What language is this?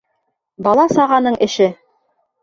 Bashkir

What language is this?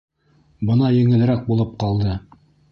Bashkir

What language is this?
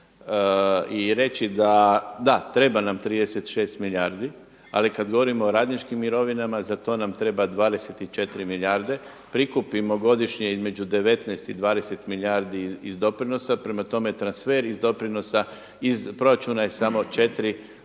Croatian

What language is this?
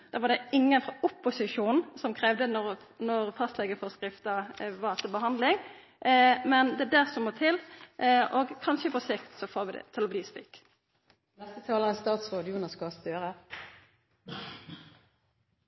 Norwegian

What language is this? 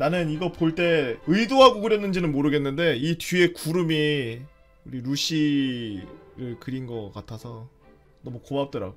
Korean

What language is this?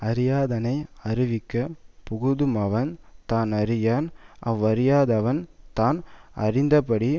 Tamil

